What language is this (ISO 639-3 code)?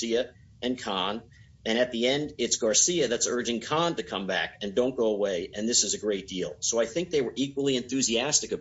eng